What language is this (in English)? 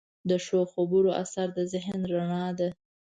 Pashto